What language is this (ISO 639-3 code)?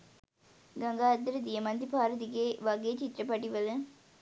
sin